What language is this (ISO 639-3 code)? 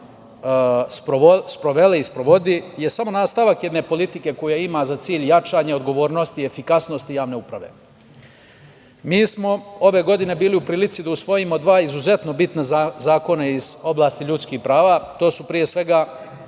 srp